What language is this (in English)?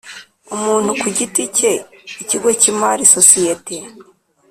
Kinyarwanda